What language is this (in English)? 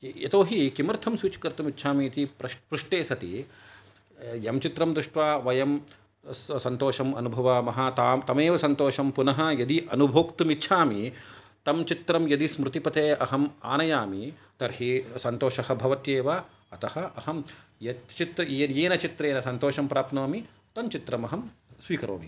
Sanskrit